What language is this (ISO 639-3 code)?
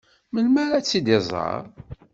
kab